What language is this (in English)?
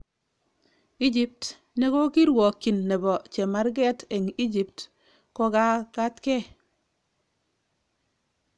Kalenjin